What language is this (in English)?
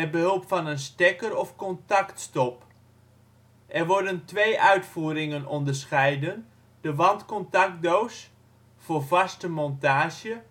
Dutch